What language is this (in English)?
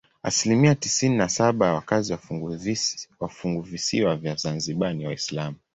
Swahili